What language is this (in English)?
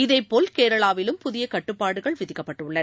Tamil